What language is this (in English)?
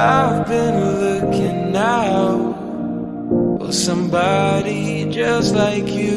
Indonesian